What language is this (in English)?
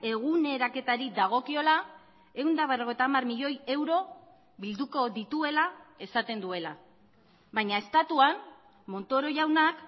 Basque